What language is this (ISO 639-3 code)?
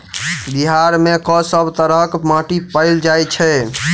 mai